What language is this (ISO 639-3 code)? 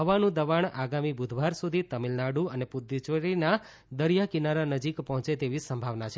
guj